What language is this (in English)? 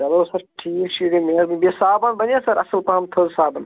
Kashmiri